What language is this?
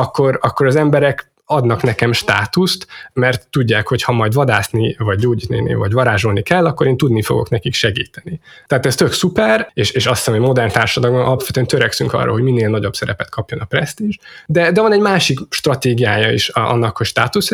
Hungarian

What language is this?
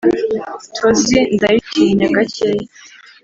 Kinyarwanda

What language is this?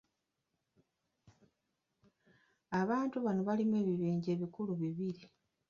Ganda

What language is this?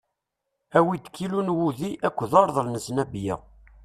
Kabyle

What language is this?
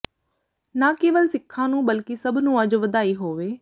Punjabi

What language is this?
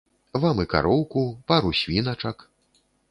Belarusian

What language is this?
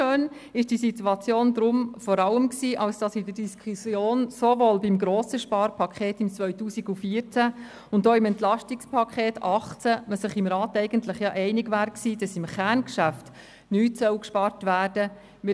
Swiss German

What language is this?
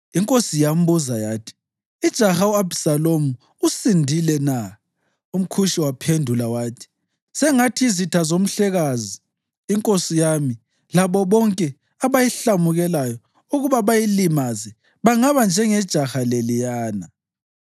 North Ndebele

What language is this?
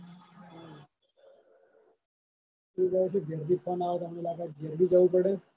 Gujarati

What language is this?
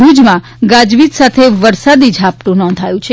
Gujarati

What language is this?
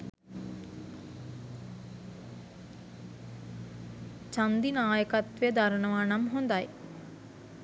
Sinhala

